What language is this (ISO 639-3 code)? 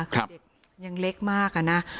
tha